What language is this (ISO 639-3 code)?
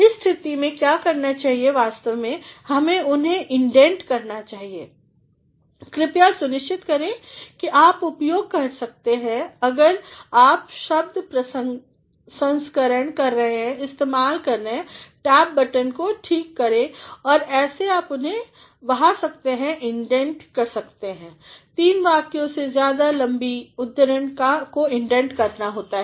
hin